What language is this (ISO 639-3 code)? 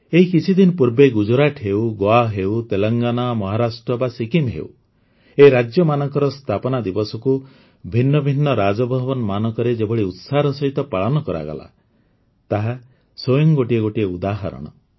ori